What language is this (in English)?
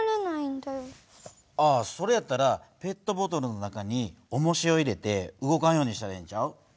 Japanese